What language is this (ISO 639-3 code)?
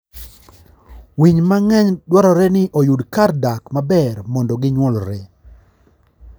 luo